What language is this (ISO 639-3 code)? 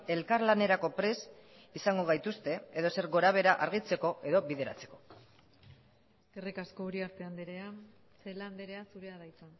eus